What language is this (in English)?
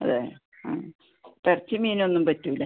Malayalam